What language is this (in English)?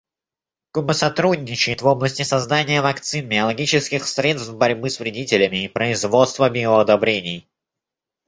Russian